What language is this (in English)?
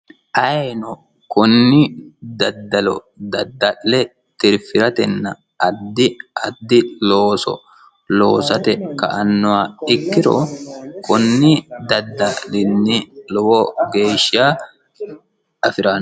Sidamo